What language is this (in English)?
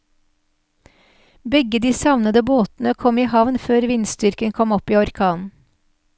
Norwegian